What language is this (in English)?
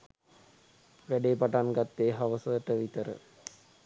Sinhala